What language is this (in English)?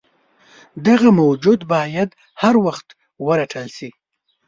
Pashto